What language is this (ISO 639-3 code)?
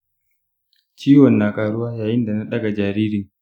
hau